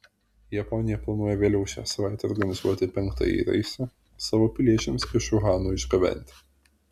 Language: Lithuanian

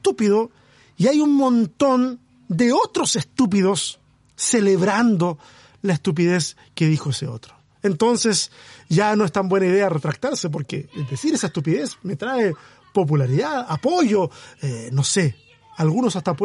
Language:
Spanish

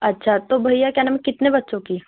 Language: Urdu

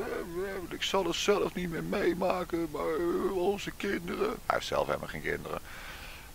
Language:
Dutch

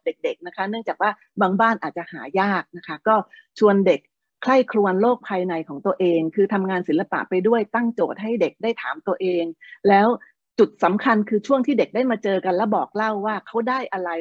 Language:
Thai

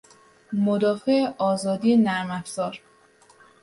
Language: Persian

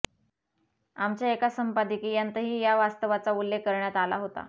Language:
Marathi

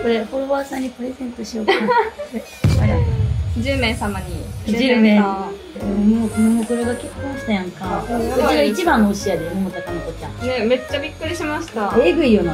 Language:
Japanese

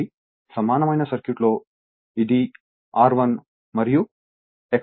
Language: Telugu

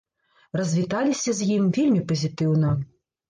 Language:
Belarusian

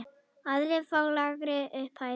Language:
Icelandic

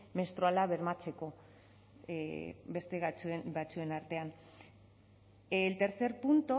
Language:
Basque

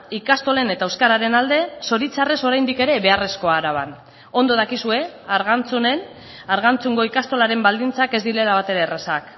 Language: Basque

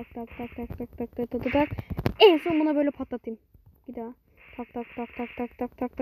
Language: Turkish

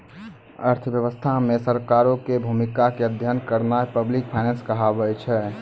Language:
Maithili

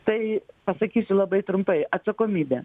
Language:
Lithuanian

